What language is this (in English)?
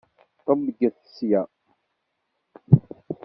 Kabyle